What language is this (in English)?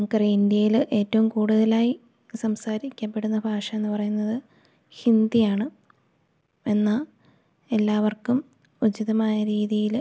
Malayalam